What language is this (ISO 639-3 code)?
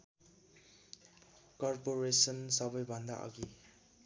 nep